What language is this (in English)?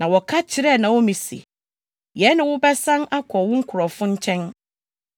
Akan